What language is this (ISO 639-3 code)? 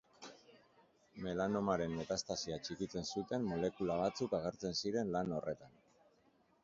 eus